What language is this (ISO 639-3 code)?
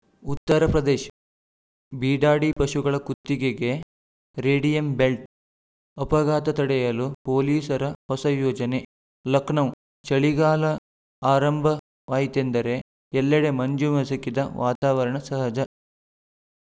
kan